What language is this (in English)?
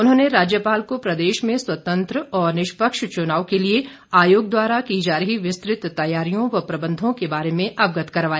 Hindi